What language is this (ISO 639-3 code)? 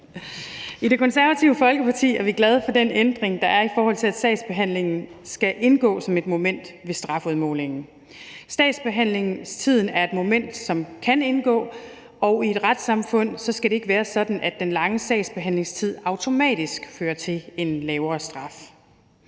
dan